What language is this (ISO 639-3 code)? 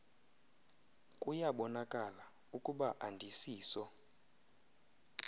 xho